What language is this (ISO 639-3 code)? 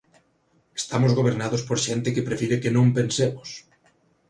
glg